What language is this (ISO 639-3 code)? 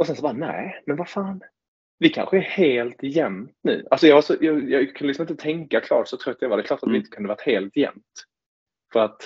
swe